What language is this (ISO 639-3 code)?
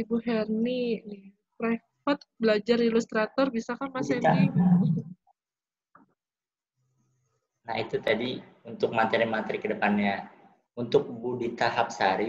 ind